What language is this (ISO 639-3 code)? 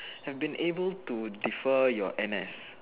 eng